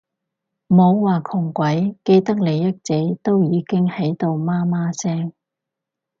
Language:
Cantonese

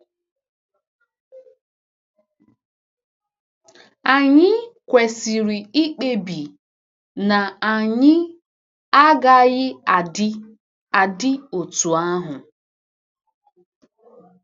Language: Igbo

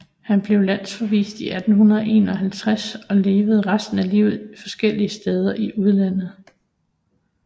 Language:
Danish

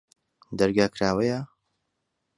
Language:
Central Kurdish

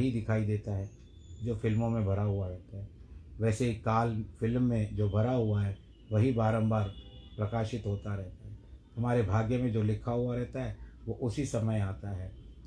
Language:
Hindi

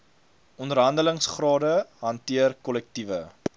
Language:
Afrikaans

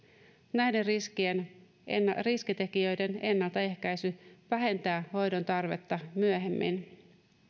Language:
Finnish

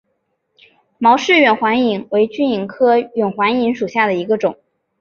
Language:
Chinese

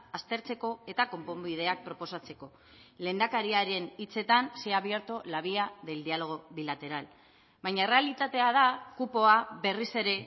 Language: Basque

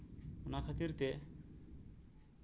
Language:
Santali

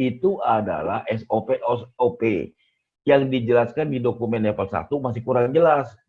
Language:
Indonesian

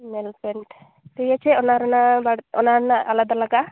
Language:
Santali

